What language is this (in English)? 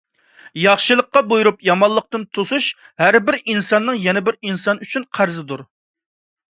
Uyghur